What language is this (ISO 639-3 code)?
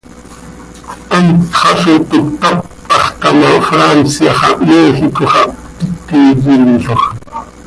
sei